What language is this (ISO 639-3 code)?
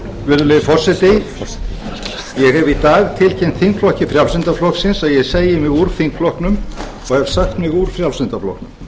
isl